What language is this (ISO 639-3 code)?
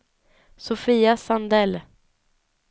swe